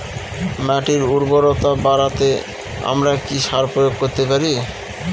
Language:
Bangla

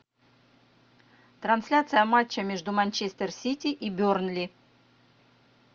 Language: Russian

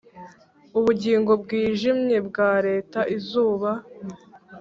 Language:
Kinyarwanda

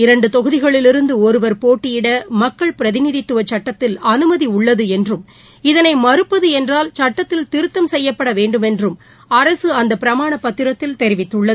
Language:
Tamil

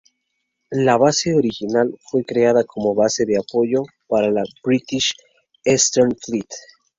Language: Spanish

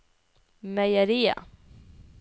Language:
Norwegian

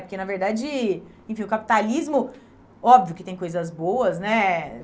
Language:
Portuguese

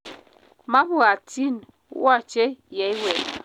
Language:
Kalenjin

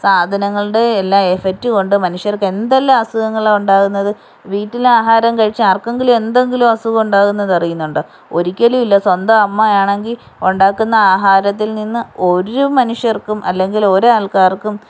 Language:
Malayalam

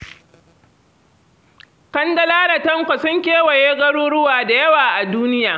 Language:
Hausa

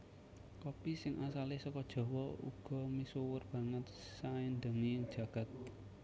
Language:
Javanese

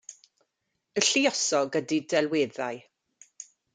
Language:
Welsh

